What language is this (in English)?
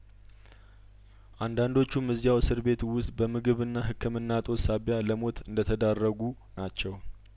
Amharic